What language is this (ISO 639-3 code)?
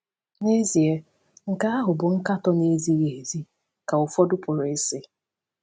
ibo